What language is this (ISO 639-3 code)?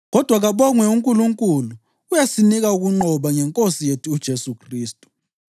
nde